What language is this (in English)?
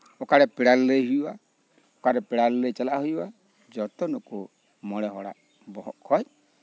Santali